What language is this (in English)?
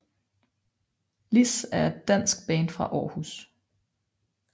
Danish